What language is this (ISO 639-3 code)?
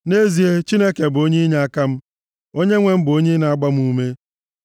ibo